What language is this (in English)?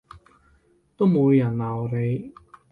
Cantonese